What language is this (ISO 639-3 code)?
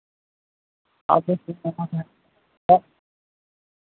mai